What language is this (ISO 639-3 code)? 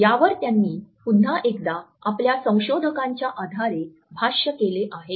mar